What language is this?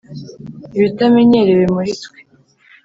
Kinyarwanda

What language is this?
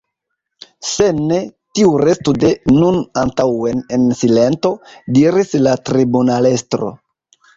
Esperanto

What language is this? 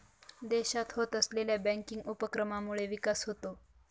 Marathi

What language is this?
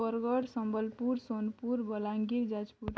Odia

